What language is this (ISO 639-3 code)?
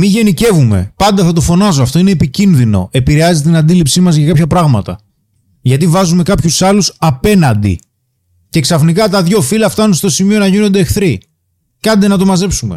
ell